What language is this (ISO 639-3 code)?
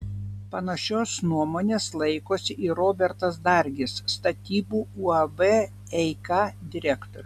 lit